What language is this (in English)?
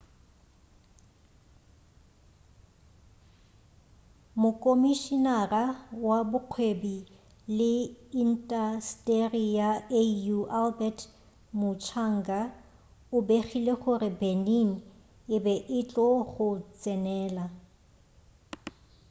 Northern Sotho